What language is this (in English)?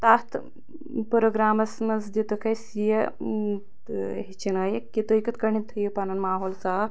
Kashmiri